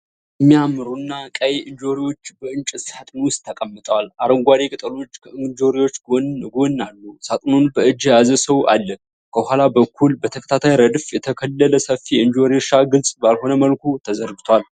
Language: Amharic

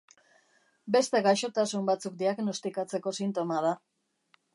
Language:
Basque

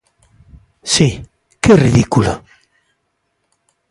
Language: Galician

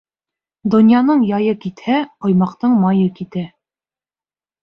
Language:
Bashkir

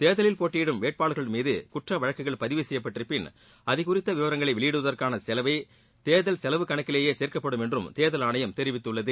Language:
Tamil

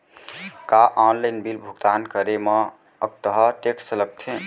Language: Chhattisgarhi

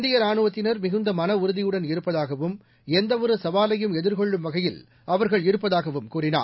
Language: Tamil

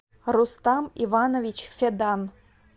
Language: Russian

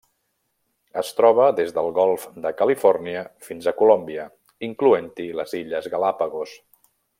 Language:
Catalan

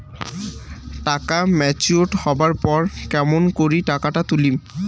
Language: Bangla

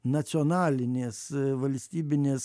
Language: Lithuanian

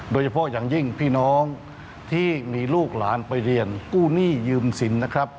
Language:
Thai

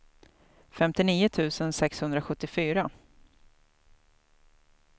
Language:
Swedish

